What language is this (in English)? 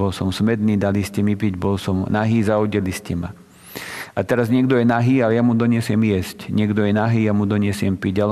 Slovak